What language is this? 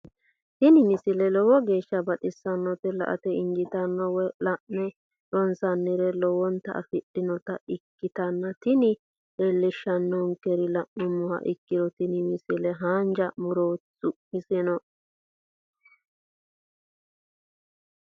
Sidamo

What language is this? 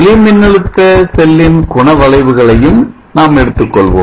Tamil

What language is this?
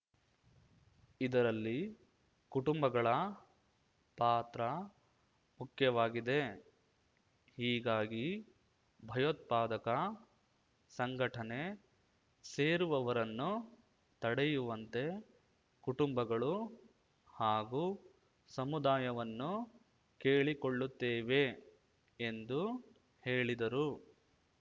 Kannada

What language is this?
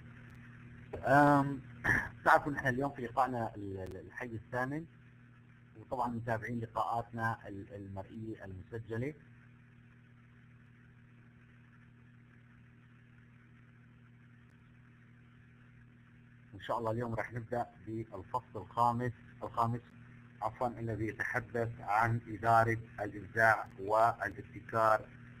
Arabic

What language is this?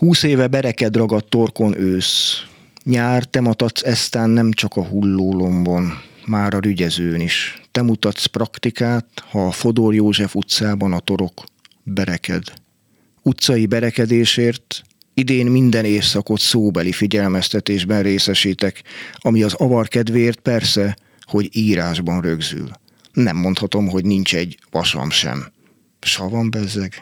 Hungarian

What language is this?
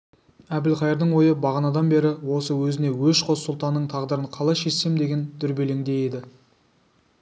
Kazakh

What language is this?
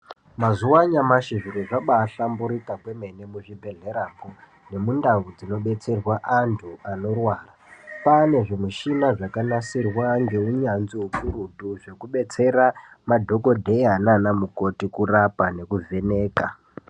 Ndau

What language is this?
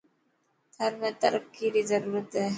Dhatki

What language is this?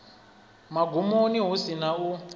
Venda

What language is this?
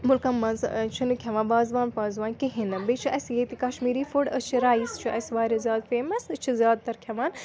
Kashmiri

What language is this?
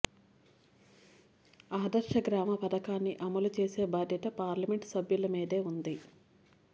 Telugu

